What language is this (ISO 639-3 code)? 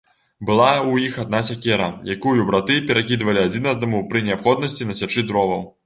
bel